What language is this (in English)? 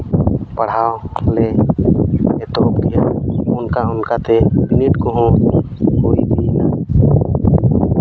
Santali